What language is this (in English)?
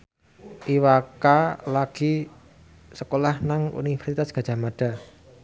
Javanese